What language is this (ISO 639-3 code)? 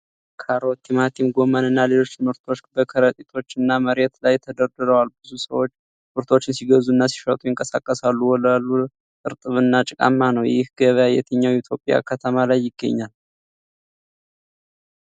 amh